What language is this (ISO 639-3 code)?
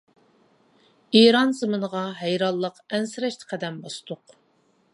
uig